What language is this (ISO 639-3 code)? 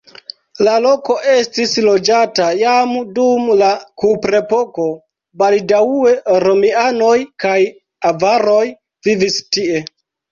epo